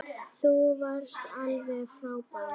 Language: Icelandic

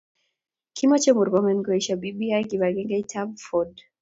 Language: Kalenjin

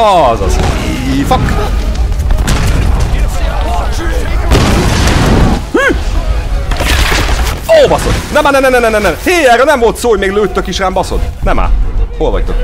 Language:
Hungarian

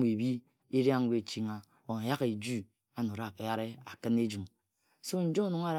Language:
Ejagham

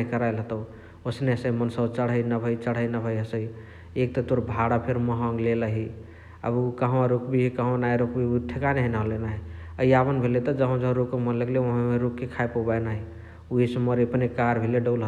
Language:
Chitwania Tharu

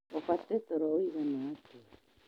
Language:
Kikuyu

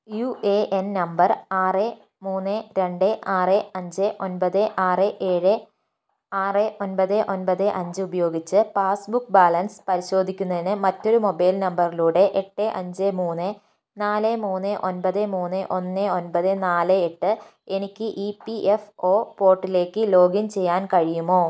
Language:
Malayalam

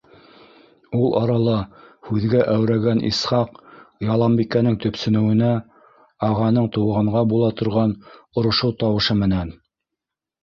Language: Bashkir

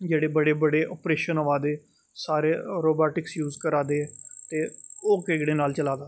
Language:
Dogri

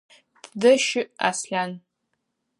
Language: Adyghe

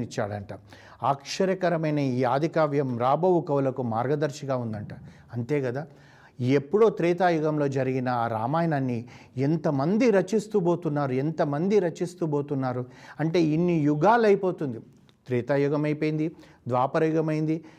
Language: Telugu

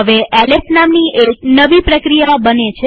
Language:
Gujarati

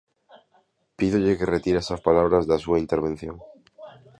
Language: Galician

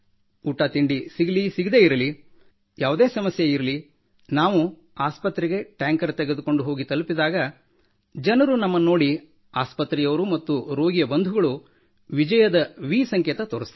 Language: Kannada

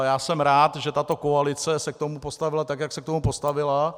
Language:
Czech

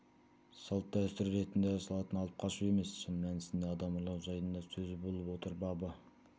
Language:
Kazakh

